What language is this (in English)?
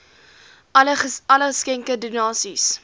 Afrikaans